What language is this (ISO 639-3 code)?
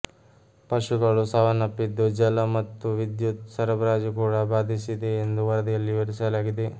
kan